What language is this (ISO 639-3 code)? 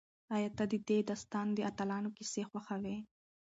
pus